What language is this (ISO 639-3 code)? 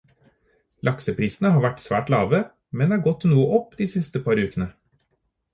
nob